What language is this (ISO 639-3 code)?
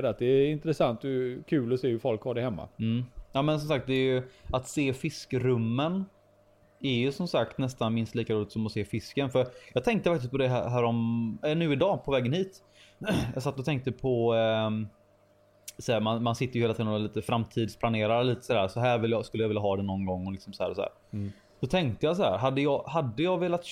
swe